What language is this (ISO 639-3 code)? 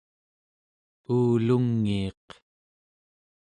esu